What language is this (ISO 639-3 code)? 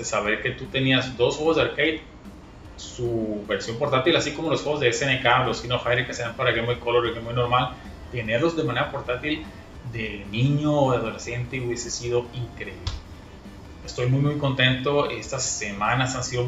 spa